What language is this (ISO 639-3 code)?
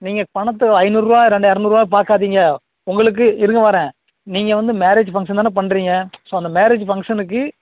tam